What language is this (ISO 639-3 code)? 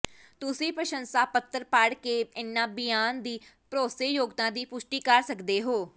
pan